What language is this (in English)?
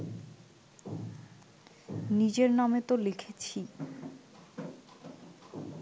Bangla